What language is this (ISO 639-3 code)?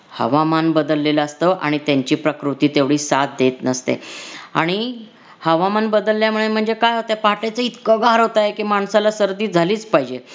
mar